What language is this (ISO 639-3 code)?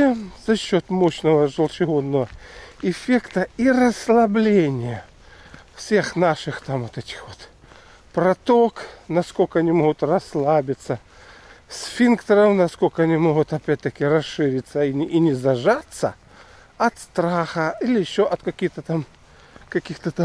rus